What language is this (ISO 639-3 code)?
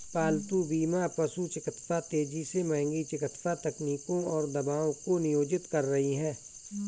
hin